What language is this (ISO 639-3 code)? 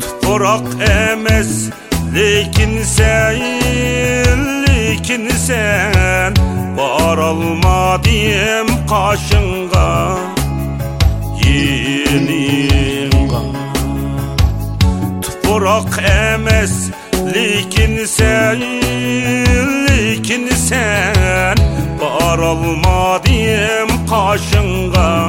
tur